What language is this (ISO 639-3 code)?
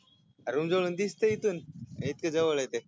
mar